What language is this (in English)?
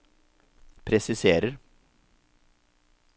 Norwegian